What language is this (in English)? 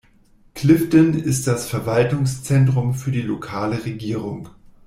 German